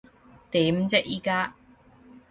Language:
Cantonese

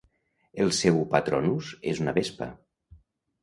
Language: Catalan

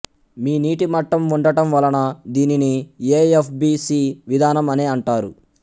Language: Telugu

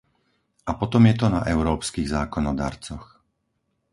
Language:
Slovak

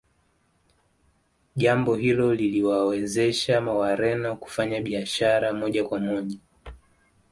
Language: Swahili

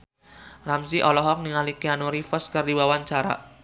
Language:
Sundanese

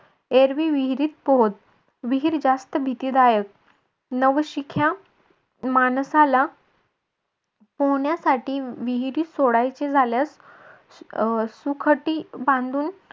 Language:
Marathi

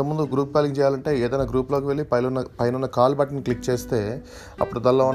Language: Telugu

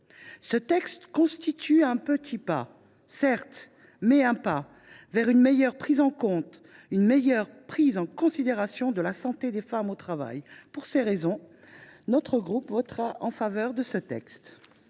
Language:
French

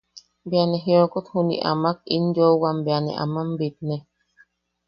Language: Yaqui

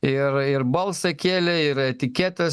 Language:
Lithuanian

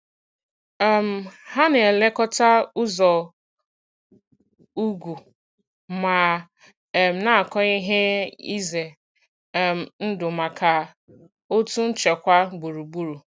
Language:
Igbo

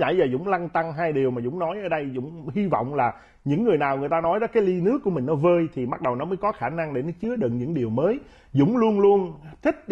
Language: Vietnamese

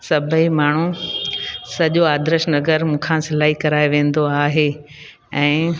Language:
Sindhi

